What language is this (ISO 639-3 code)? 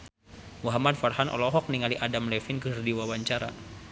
sun